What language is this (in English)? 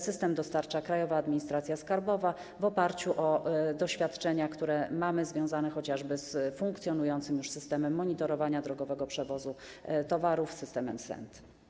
Polish